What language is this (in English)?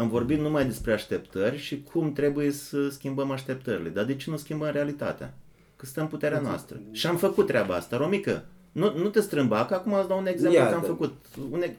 Romanian